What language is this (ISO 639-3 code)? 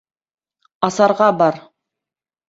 bak